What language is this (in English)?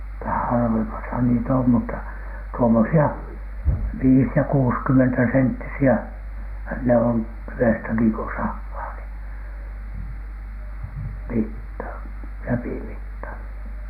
Finnish